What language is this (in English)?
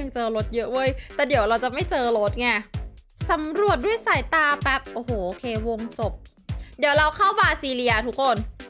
Thai